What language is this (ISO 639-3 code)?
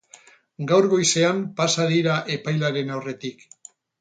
eus